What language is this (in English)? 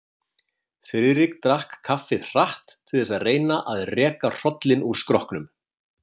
Icelandic